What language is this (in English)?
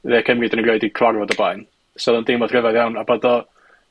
Welsh